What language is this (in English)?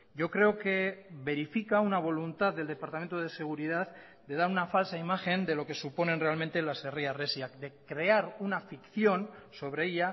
Spanish